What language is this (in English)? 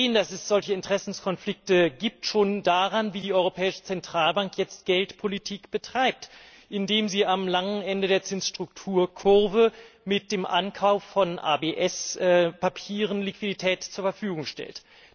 German